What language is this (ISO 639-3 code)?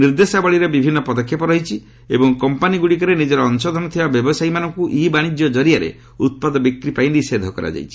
ori